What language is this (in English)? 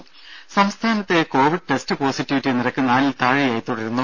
Malayalam